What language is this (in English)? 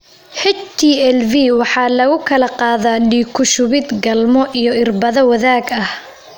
Somali